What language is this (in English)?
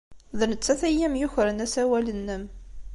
Kabyle